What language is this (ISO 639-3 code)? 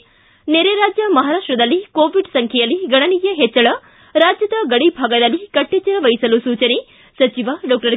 kan